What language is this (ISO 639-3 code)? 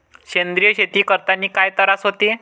mar